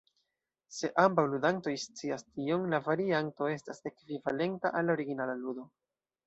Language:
Esperanto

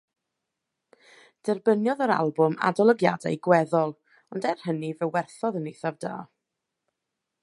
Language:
Welsh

